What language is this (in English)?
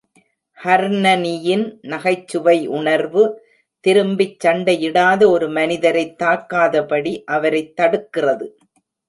Tamil